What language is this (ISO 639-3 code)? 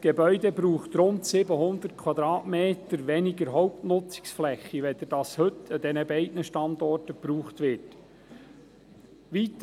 gsw